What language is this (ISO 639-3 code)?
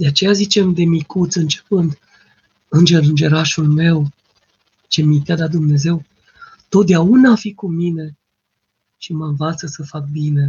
ron